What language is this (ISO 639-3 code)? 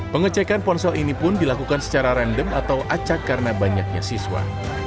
ind